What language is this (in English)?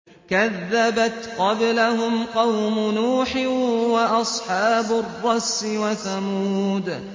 Arabic